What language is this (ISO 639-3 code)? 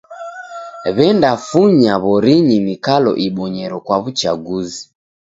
dav